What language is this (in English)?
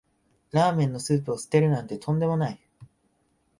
Japanese